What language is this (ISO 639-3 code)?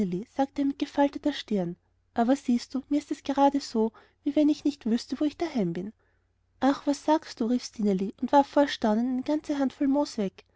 deu